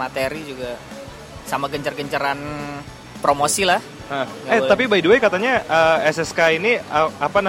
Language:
Indonesian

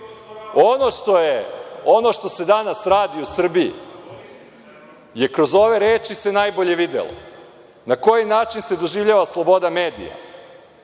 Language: Serbian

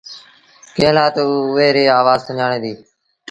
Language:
Sindhi Bhil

